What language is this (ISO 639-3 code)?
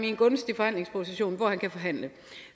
dan